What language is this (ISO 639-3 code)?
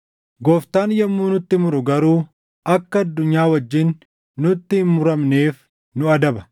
orm